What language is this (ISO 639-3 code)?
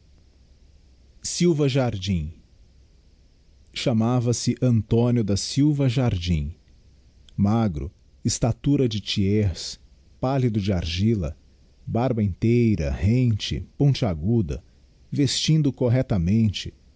por